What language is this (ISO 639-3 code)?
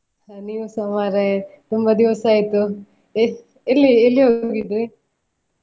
kan